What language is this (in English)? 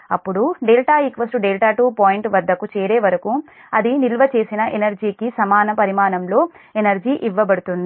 Telugu